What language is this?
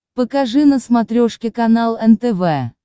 Russian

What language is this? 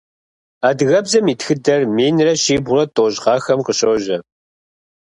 Kabardian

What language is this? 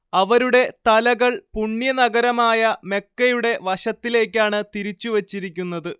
Malayalam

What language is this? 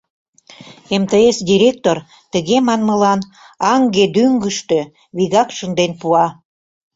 Mari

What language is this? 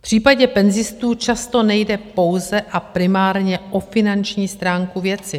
Czech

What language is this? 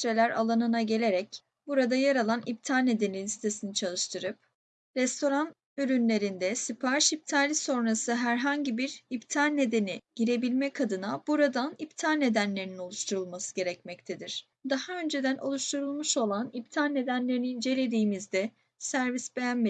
Turkish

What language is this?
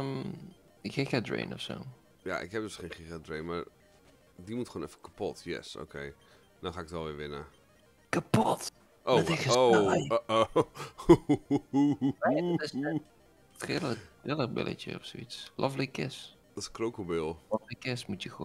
Dutch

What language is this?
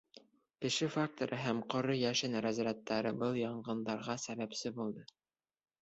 Bashkir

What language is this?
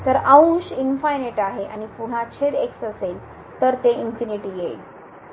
Marathi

